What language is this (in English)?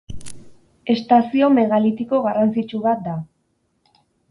Basque